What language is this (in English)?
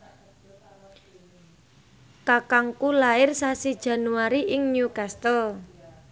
Javanese